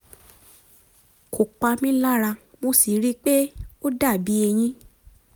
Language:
Yoruba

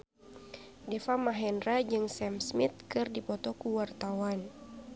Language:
Sundanese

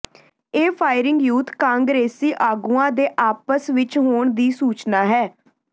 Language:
Punjabi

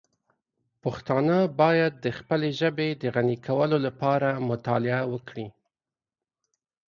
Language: Pashto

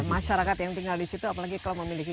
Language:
Indonesian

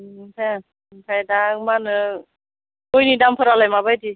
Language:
Bodo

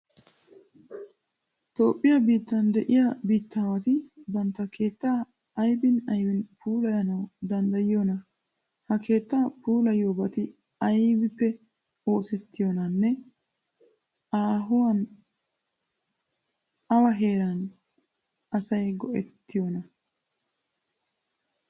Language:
Wolaytta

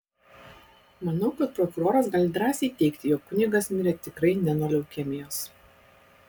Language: Lithuanian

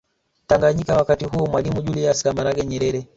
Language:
Swahili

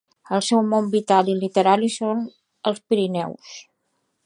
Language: Catalan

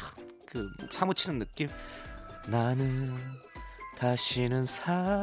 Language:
Korean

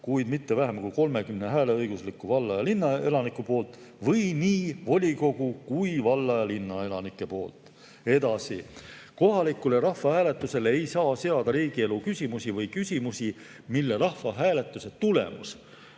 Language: Estonian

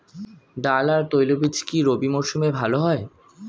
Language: Bangla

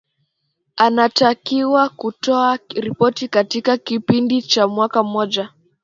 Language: Swahili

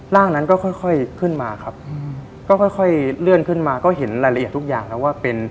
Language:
Thai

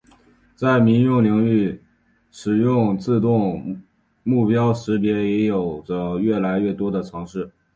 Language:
Chinese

